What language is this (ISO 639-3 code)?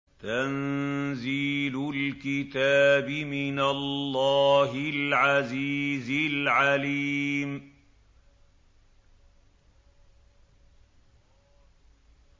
ara